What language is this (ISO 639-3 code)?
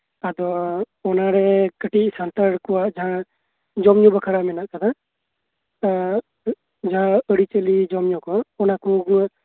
sat